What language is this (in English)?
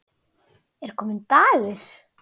Icelandic